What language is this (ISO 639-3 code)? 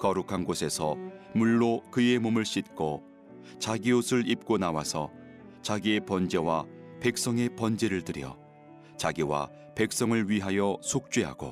kor